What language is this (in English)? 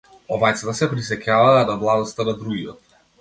Macedonian